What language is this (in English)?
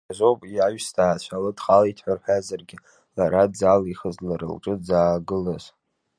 Abkhazian